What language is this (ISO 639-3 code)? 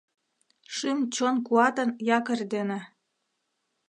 chm